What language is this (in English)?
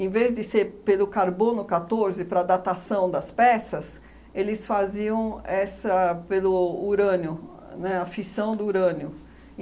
Portuguese